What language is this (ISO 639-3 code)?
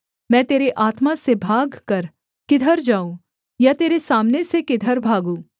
hin